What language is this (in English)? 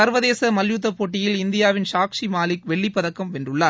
Tamil